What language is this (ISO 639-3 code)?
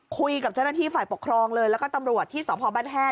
tha